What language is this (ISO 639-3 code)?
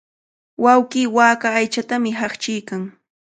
qvl